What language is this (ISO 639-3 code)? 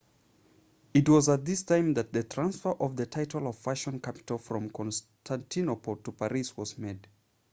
eng